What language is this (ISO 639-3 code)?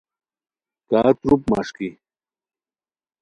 khw